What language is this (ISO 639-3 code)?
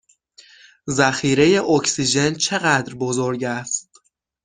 fas